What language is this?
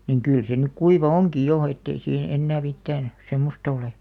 Finnish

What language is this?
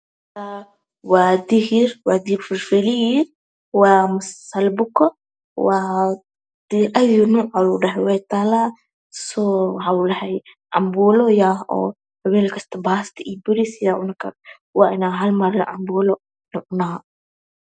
Somali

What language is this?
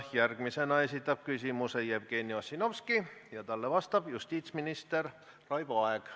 Estonian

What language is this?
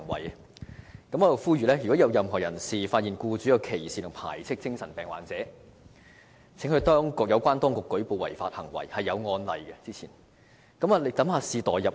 Cantonese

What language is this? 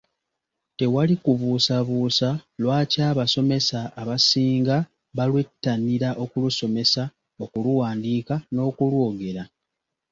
Ganda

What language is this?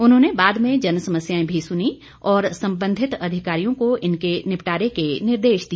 Hindi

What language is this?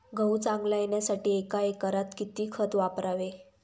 Marathi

